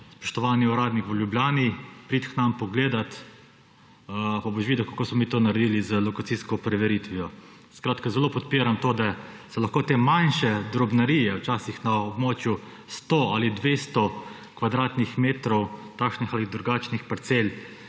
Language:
Slovenian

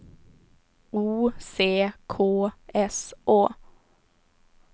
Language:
Swedish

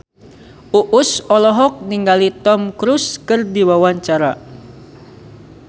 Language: Sundanese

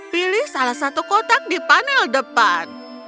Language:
Indonesian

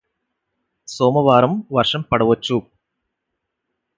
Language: Telugu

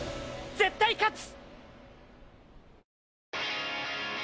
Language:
Japanese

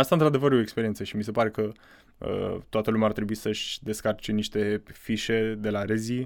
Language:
Romanian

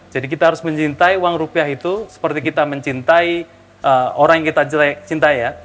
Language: Indonesian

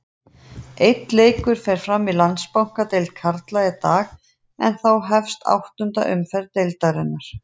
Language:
Icelandic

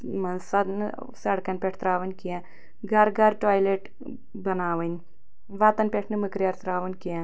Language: Kashmiri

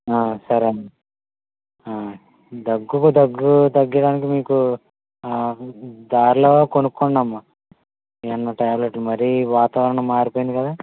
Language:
Telugu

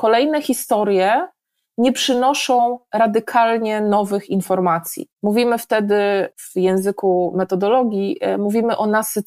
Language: Polish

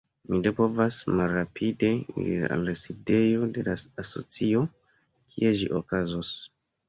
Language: Esperanto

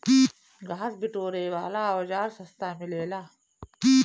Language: Bhojpuri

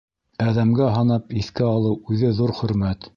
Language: Bashkir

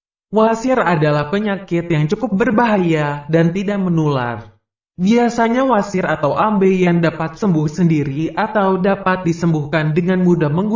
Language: Indonesian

